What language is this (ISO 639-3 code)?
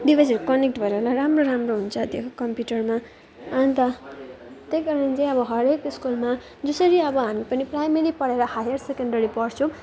nep